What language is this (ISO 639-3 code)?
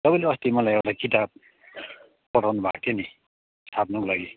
nep